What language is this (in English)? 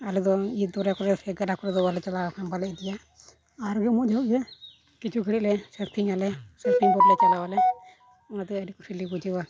Santali